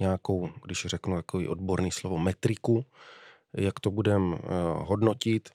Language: Czech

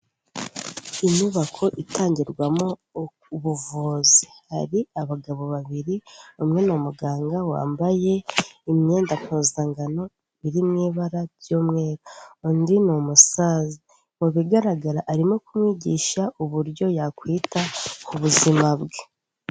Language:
Kinyarwanda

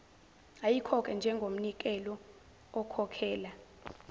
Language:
Zulu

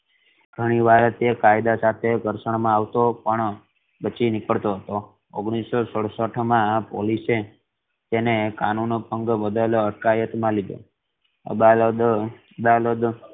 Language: Gujarati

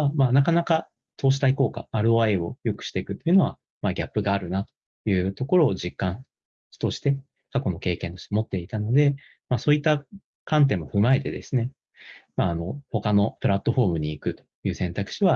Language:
Japanese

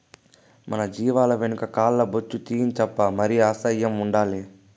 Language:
Telugu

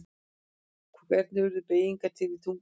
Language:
Icelandic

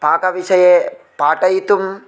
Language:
Sanskrit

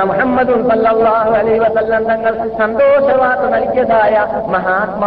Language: Malayalam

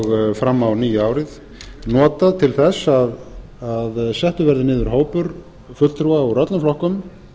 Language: Icelandic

